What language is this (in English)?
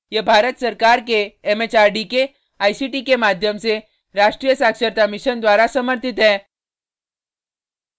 Hindi